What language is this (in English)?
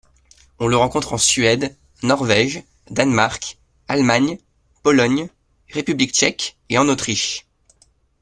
French